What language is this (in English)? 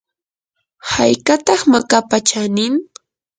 Yanahuanca Pasco Quechua